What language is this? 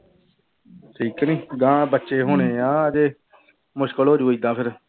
Punjabi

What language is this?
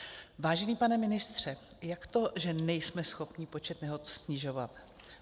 Czech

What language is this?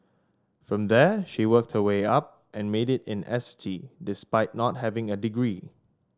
English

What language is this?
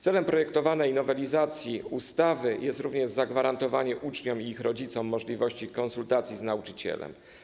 Polish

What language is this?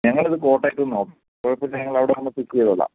Malayalam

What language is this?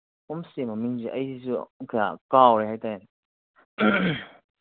Manipuri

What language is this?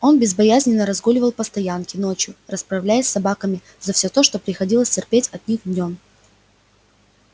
Russian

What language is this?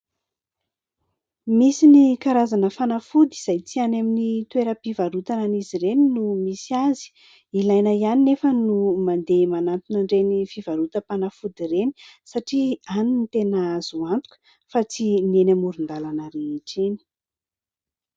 Malagasy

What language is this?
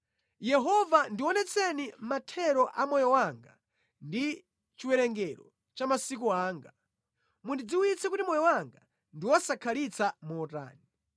Nyanja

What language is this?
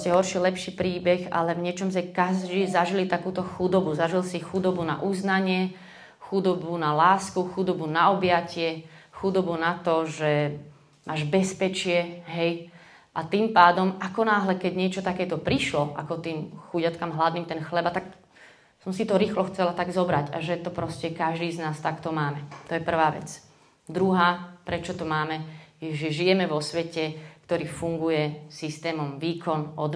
Slovak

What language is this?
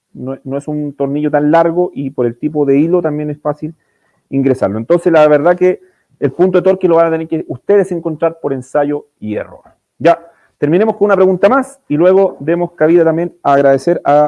Spanish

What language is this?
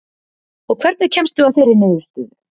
Icelandic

